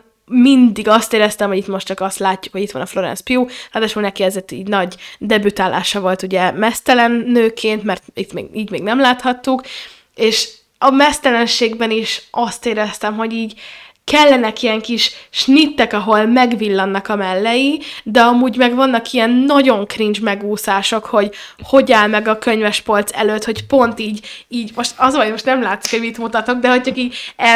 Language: Hungarian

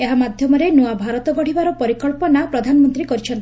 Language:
Odia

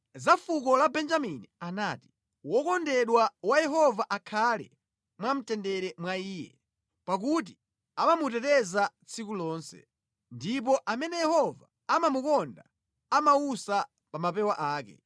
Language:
Nyanja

